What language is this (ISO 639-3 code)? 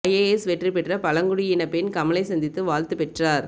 tam